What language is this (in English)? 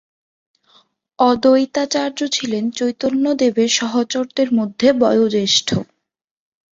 Bangla